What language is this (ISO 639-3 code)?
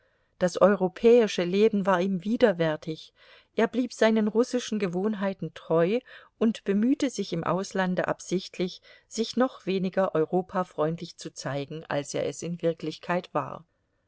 deu